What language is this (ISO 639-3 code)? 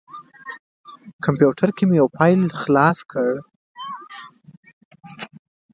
pus